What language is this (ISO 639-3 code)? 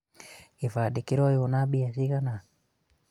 kik